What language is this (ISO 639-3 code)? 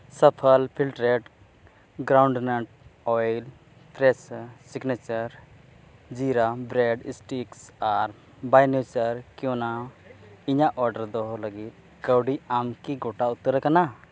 sat